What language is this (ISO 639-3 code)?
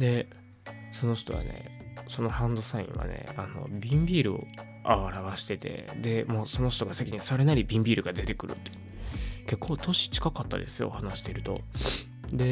jpn